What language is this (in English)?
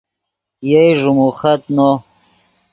Yidgha